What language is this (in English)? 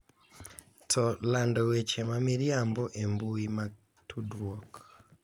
Luo (Kenya and Tanzania)